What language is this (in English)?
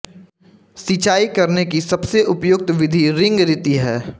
Hindi